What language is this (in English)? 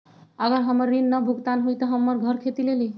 Magahi